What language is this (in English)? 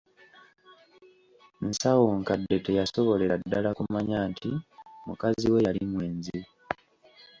Ganda